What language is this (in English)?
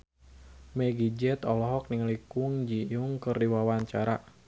Sundanese